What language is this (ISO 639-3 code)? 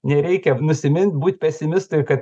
lit